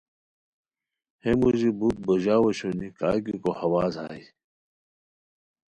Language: Khowar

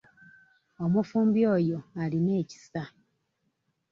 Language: Ganda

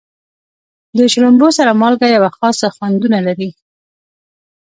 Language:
Pashto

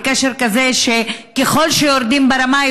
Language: Hebrew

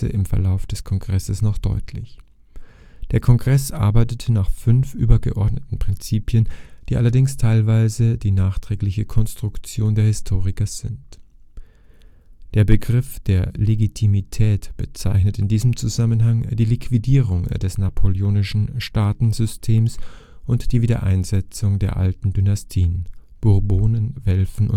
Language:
German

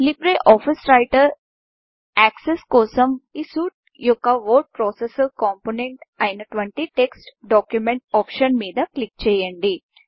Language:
Telugu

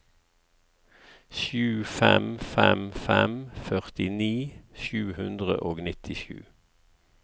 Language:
Norwegian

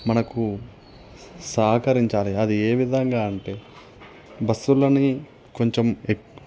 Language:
Telugu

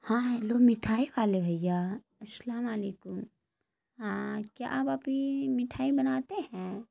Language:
Urdu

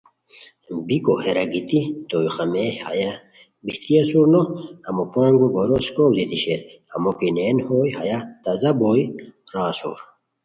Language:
Khowar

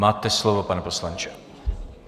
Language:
Czech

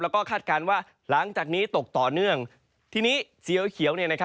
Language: Thai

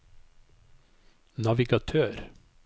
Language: Norwegian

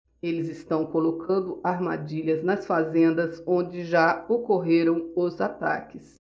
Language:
Portuguese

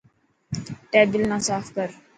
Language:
Dhatki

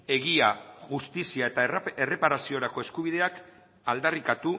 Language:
Basque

